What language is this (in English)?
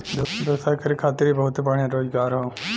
Bhojpuri